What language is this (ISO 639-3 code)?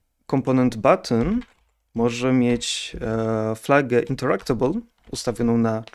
pol